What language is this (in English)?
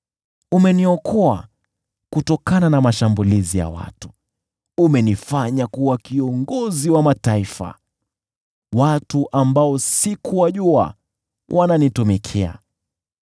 Swahili